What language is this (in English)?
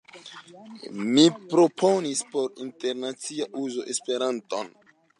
Esperanto